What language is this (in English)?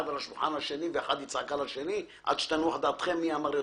Hebrew